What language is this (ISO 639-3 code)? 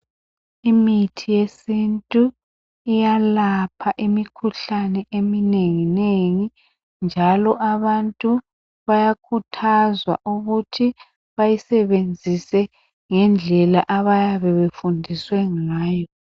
nde